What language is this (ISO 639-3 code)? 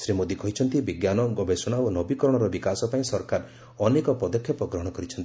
ori